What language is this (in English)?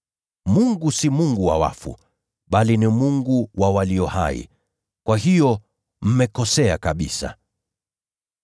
Swahili